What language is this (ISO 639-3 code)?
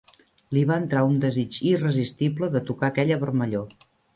cat